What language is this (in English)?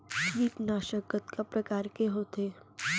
Chhattisgarhi